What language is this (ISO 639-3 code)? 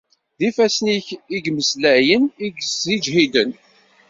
kab